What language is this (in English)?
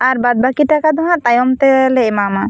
Santali